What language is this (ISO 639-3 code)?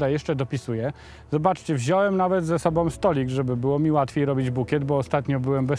pol